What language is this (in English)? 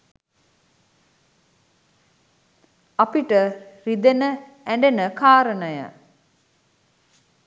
Sinhala